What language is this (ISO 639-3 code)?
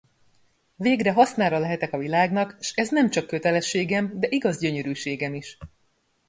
hun